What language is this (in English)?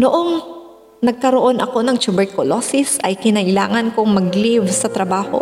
Filipino